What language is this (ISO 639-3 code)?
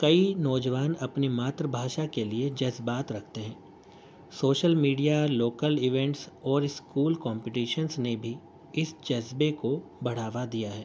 urd